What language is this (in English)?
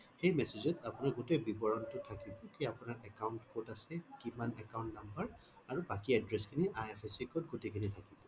Assamese